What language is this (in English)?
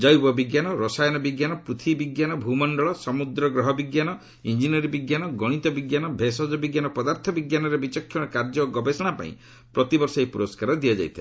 Odia